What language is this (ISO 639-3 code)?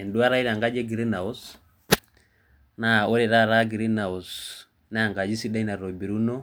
mas